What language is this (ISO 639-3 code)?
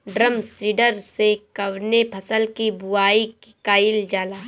bho